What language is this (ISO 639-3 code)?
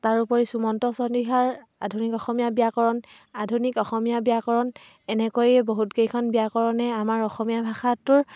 asm